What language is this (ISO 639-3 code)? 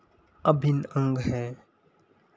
hin